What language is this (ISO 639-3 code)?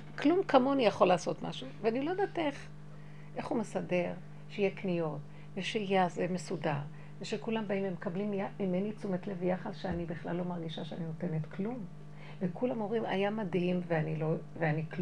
heb